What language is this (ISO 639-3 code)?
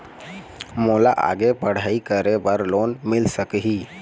hne